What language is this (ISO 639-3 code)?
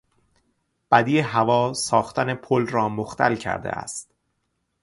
fas